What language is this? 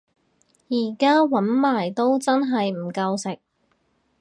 Cantonese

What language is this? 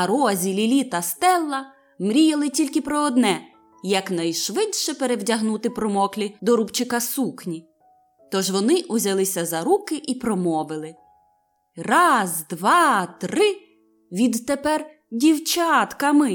Ukrainian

